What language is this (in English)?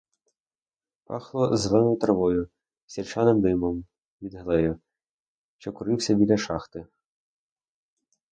Ukrainian